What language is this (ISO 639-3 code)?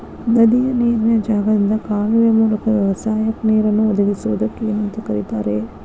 kan